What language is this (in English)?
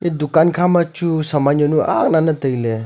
Wancho Naga